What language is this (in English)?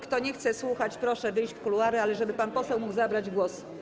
Polish